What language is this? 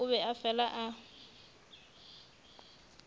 Northern Sotho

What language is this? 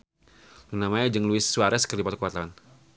Sundanese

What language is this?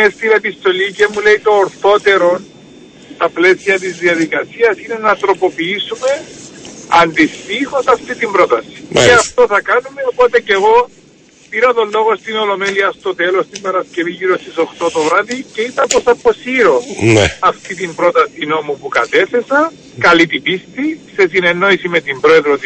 Greek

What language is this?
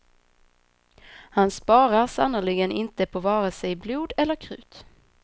Swedish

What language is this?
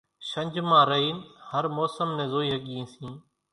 Kachi Koli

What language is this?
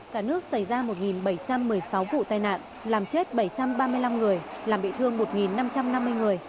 Vietnamese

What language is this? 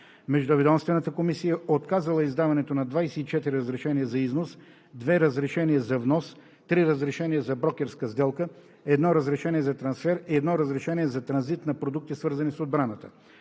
Bulgarian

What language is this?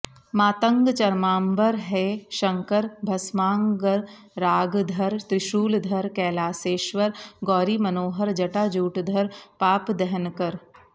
Sanskrit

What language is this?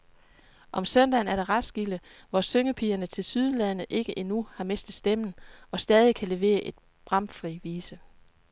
Danish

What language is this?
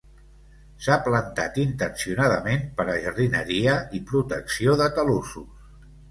Catalan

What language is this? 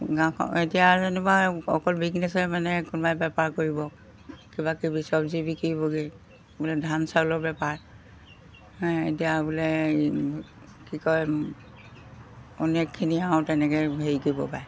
Assamese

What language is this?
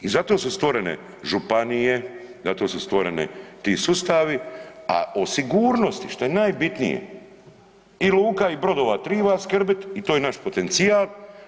Croatian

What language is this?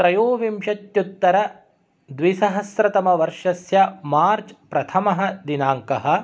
Sanskrit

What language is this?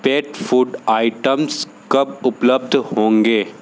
Hindi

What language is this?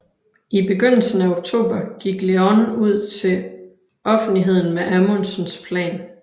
Danish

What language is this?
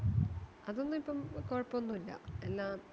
Malayalam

